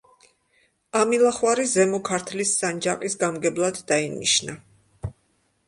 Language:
Georgian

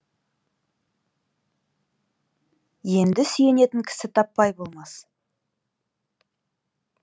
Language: Kazakh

